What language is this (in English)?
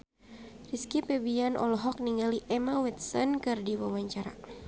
Sundanese